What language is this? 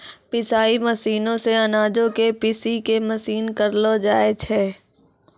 Maithili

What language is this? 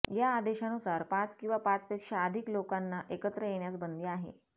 Marathi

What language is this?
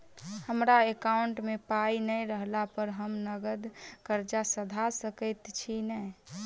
Maithili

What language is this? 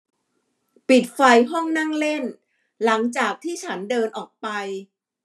Thai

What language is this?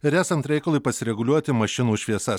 Lithuanian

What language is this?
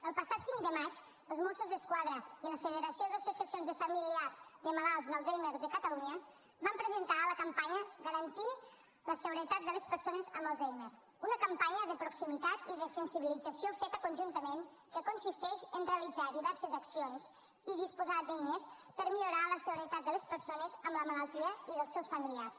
Catalan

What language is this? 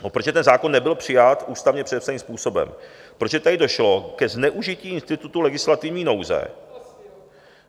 Czech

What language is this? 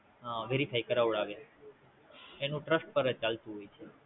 Gujarati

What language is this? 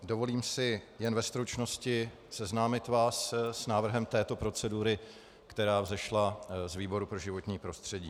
Czech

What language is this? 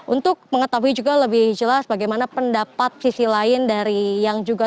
Indonesian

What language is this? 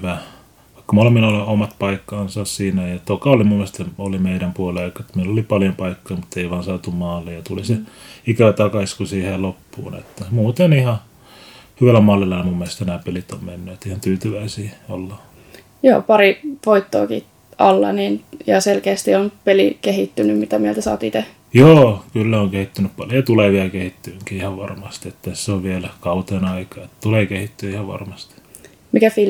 Finnish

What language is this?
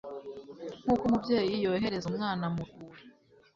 Kinyarwanda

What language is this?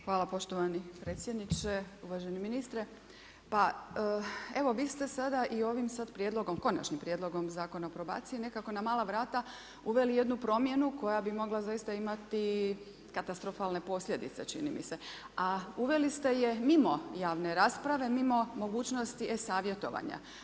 Croatian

